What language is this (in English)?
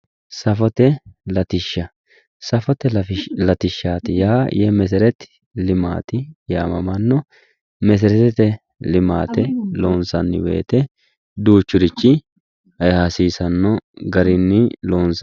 Sidamo